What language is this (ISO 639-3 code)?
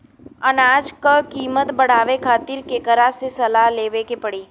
bho